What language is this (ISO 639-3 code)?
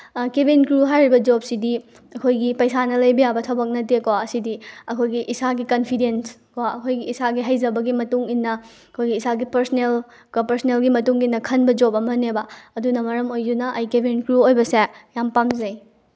mni